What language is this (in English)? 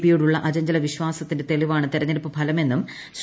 Malayalam